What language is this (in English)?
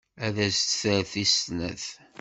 Kabyle